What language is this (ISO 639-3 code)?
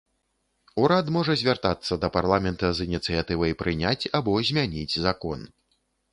bel